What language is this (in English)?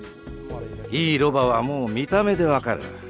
Japanese